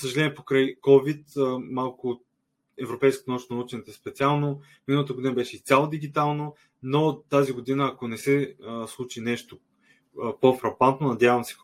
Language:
Bulgarian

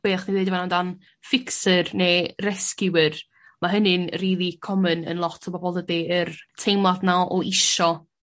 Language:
Welsh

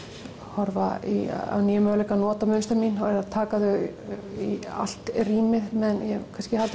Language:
Icelandic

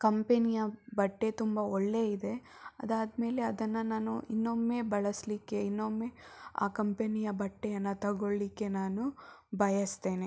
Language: Kannada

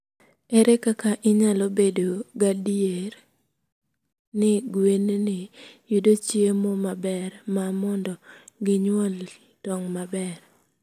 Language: Luo (Kenya and Tanzania)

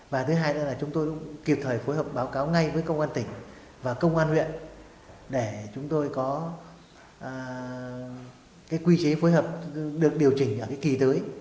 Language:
Vietnamese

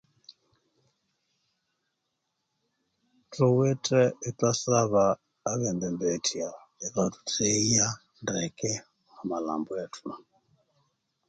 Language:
Konzo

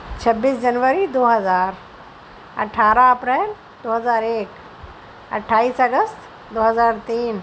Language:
Urdu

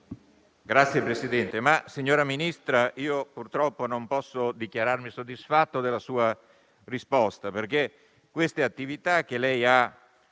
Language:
Italian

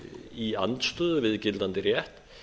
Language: Icelandic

